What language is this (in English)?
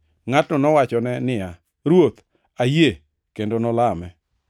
Luo (Kenya and Tanzania)